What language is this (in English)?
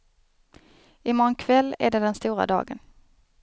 Swedish